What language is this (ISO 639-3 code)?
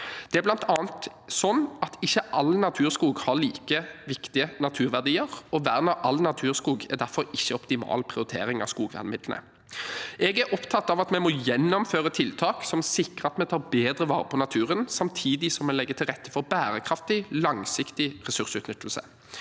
nor